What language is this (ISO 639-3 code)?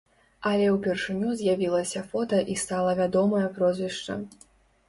bel